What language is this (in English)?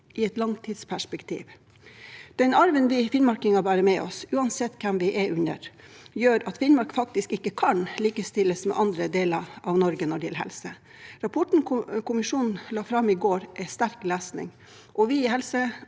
Norwegian